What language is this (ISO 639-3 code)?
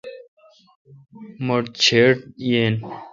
xka